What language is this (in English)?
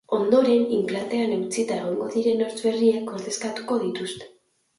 Basque